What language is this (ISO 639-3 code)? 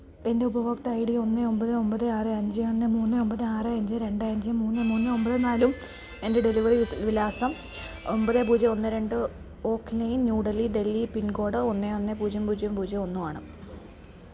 mal